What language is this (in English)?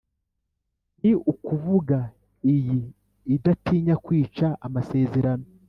Kinyarwanda